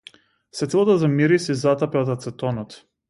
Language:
Macedonian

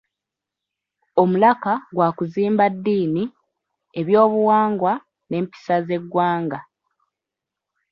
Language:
Ganda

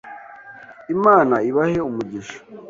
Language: Kinyarwanda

